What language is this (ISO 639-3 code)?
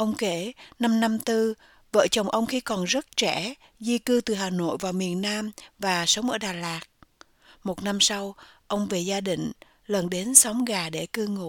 vie